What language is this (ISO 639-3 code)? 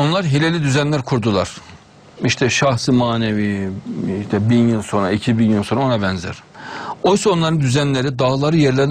tur